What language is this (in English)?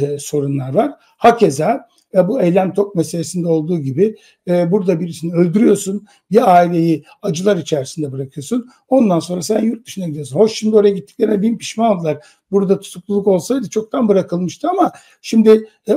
Turkish